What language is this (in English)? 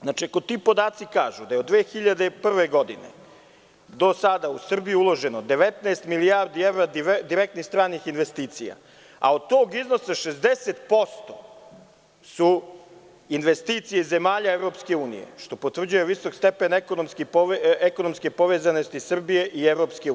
Serbian